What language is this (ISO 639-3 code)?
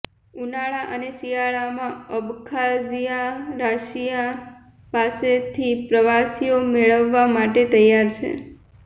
guj